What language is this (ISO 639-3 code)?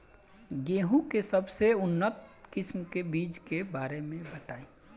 bho